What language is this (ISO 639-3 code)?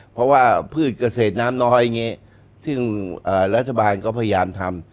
tha